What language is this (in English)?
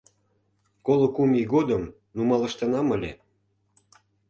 Mari